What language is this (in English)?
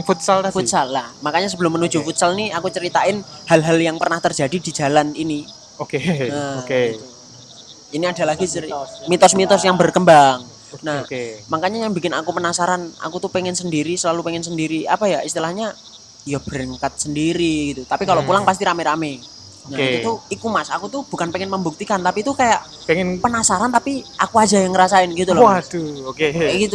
Indonesian